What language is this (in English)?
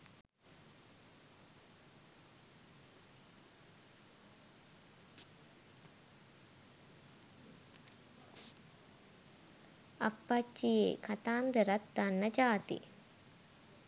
Sinhala